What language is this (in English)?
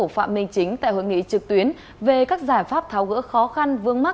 Vietnamese